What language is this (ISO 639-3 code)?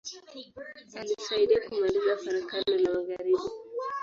swa